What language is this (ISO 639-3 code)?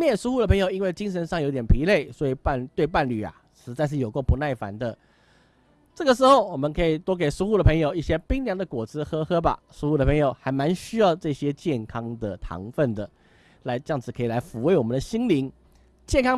zho